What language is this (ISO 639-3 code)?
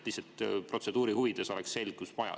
est